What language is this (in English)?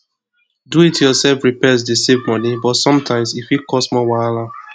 Nigerian Pidgin